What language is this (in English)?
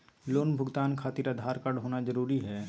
Magahi